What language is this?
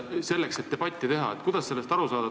Estonian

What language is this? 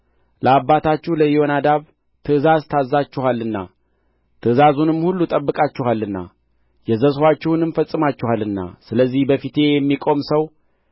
Amharic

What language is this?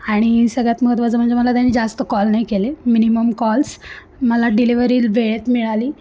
Marathi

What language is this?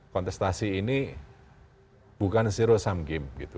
Indonesian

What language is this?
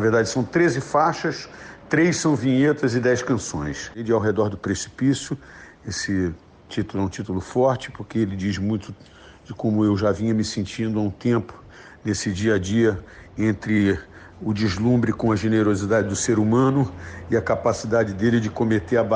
Portuguese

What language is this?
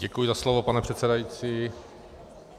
Czech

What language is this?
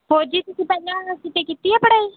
Punjabi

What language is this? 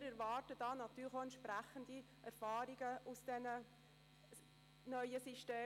Swiss German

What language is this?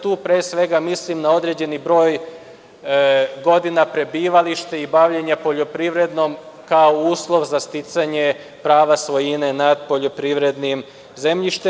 Serbian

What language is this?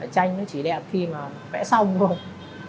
Vietnamese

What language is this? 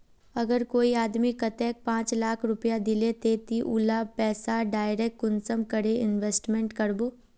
Magahi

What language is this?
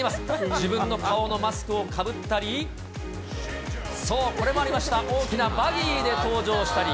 Japanese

